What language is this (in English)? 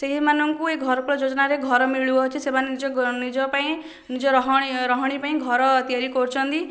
Odia